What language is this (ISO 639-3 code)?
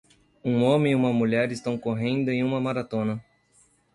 por